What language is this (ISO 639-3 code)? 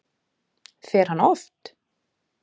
isl